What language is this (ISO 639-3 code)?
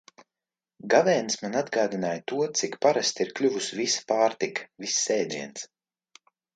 lav